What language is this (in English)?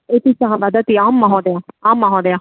Sanskrit